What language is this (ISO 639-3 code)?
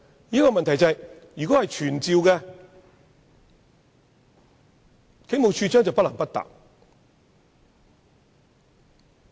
yue